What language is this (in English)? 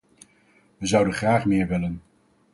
Dutch